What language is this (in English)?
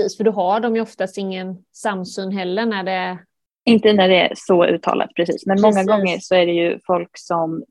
Swedish